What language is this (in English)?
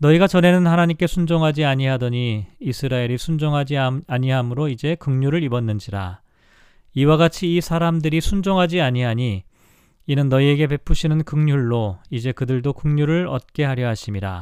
Korean